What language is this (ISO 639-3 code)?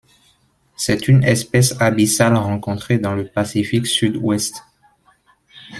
fra